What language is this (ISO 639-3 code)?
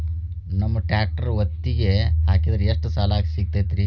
kan